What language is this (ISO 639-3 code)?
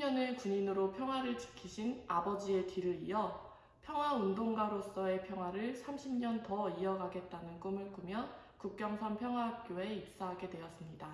kor